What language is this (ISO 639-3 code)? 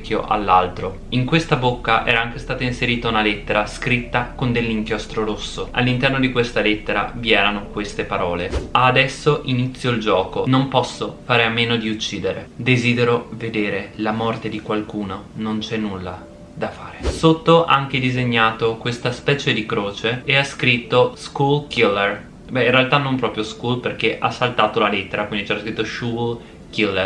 ita